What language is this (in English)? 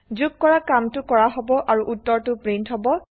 Assamese